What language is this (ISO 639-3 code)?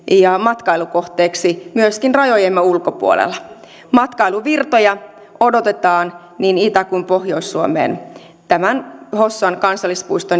fin